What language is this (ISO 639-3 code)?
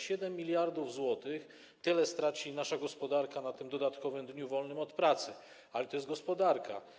pol